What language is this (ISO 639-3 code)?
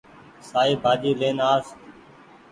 gig